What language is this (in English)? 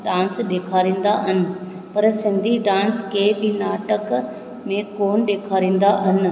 Sindhi